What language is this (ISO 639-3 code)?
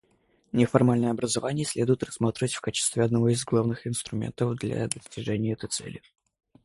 rus